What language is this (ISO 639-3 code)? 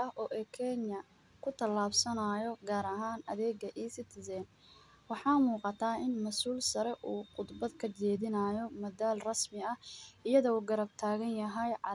som